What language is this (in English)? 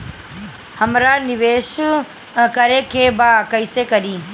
Bhojpuri